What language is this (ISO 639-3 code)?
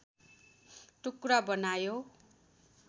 nep